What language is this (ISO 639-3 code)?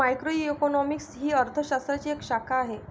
mar